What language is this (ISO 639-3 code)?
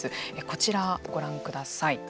jpn